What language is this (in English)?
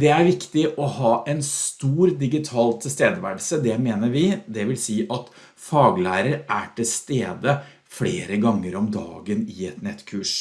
Norwegian